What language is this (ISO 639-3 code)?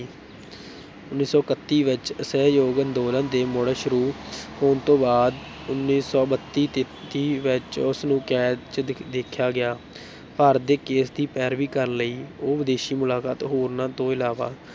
pan